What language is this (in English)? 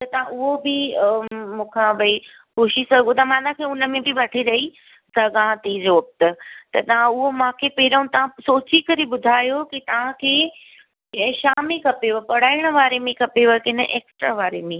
Sindhi